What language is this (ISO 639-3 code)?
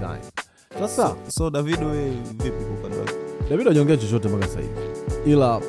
swa